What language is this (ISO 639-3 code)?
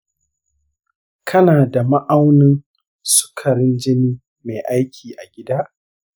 hau